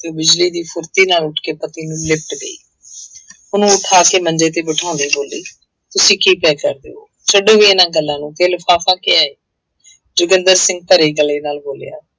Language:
Punjabi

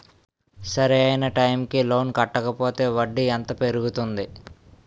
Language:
Telugu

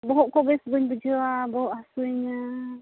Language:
Santali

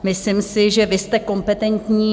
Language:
Czech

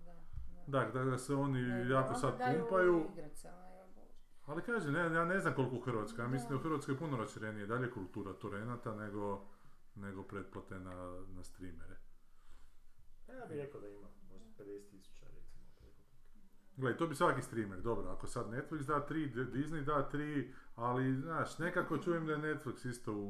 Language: Croatian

